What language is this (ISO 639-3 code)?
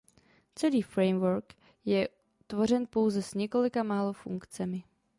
ces